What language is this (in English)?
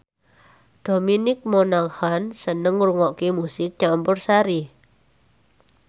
Javanese